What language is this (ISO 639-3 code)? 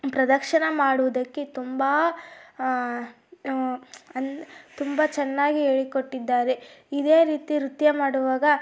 kan